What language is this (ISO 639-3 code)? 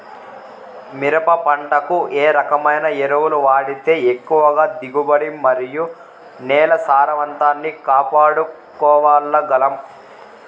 tel